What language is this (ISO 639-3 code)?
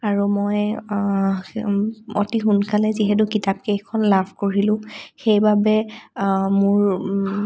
asm